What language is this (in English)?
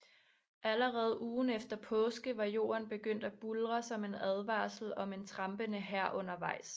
Danish